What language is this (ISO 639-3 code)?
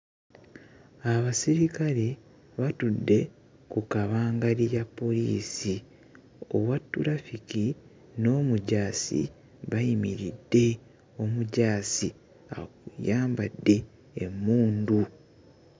lug